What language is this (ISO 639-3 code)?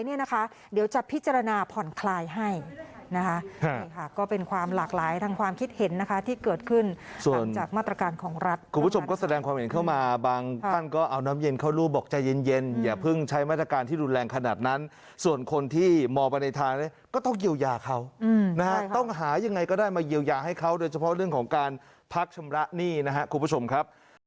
tha